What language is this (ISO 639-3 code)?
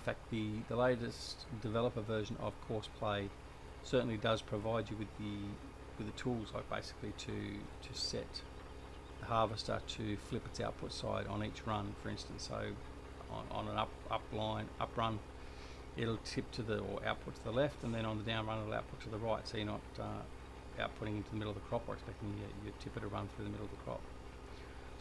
eng